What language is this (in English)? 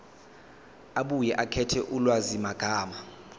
Zulu